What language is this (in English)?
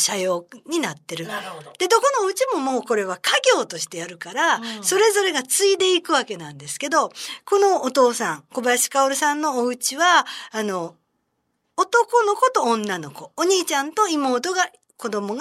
Japanese